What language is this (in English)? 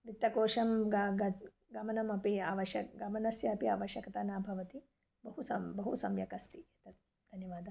Sanskrit